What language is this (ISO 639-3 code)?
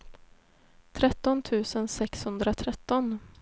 swe